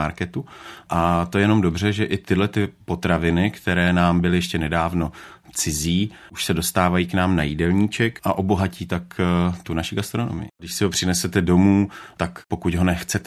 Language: Czech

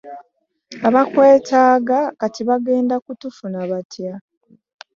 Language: Ganda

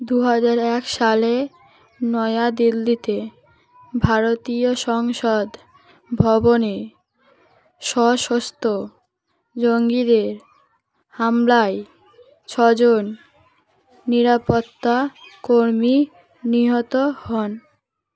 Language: Bangla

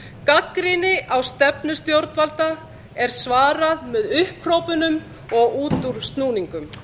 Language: Icelandic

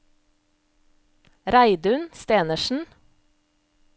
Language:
Norwegian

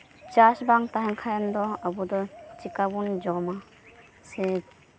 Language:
Santali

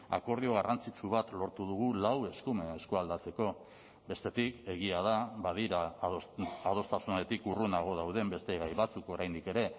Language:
Basque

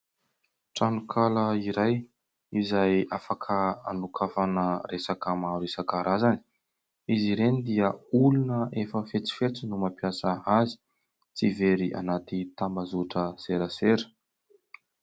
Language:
Malagasy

